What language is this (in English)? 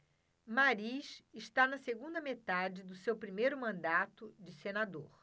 Portuguese